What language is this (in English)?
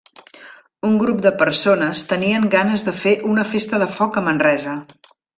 Catalan